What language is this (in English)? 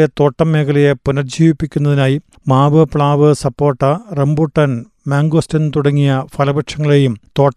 Malayalam